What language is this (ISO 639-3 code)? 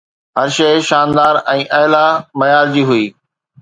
snd